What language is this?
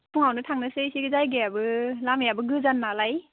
Bodo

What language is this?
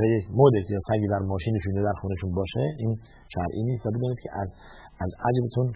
Persian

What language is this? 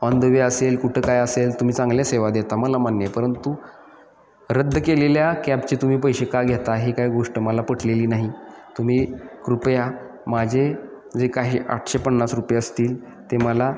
Marathi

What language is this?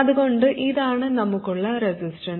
Malayalam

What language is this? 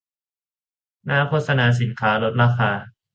Thai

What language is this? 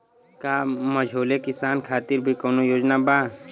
Bhojpuri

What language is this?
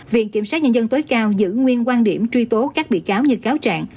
Vietnamese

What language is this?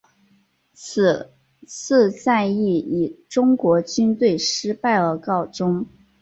Chinese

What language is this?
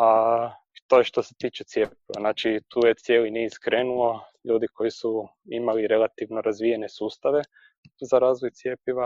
Croatian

